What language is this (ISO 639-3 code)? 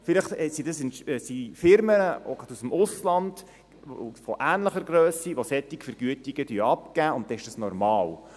gsw